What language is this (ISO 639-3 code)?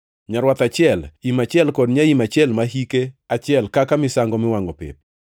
luo